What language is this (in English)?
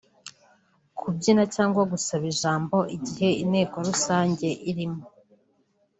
Kinyarwanda